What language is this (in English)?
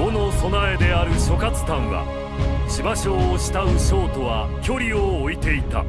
Japanese